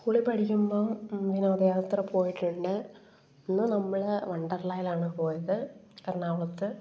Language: Malayalam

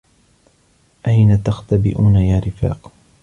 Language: Arabic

